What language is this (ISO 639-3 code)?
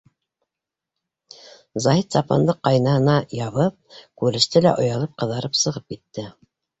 bak